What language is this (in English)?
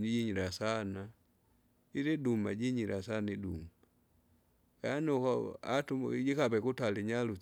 Kinga